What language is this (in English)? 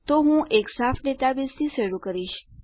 Gujarati